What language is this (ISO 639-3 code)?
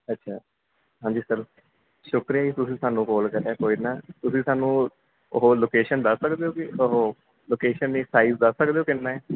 pan